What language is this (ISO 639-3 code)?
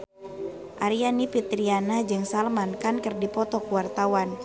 sun